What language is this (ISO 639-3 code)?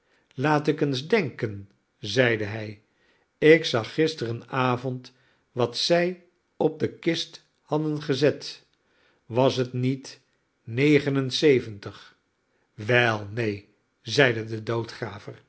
nld